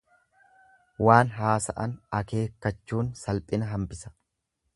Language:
Oromo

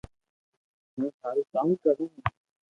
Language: Loarki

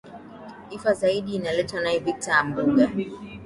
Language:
Swahili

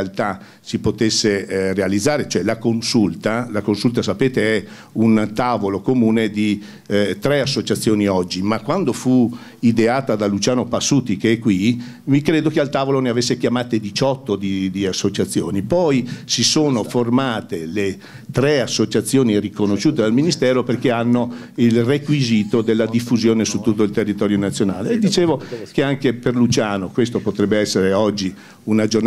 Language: Italian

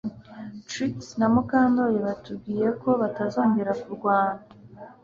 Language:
Kinyarwanda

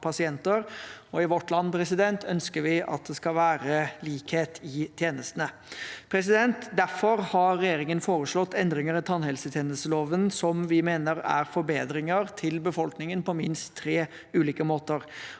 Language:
Norwegian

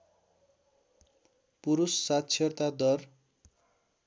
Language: Nepali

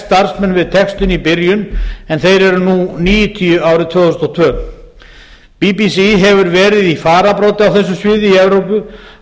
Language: Icelandic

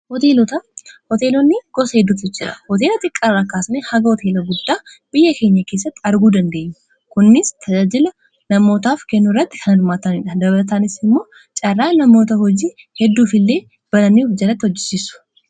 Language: Oromo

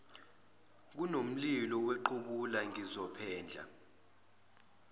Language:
Zulu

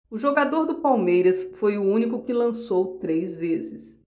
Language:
Portuguese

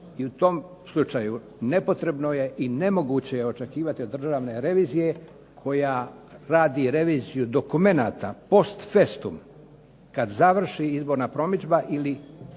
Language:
Croatian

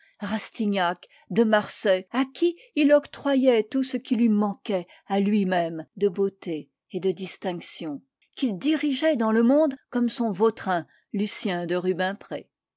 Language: French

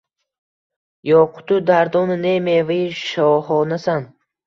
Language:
Uzbek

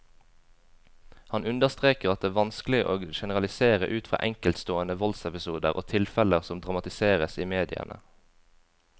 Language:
Norwegian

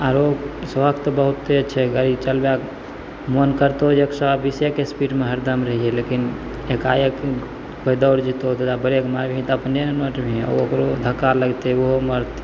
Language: Maithili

